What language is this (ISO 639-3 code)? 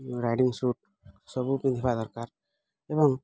ori